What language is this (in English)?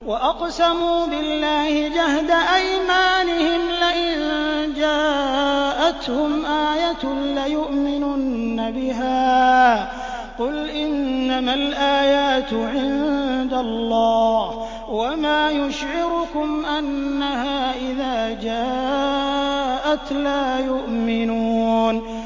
Arabic